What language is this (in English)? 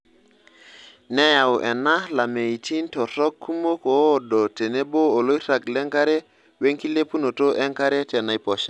Masai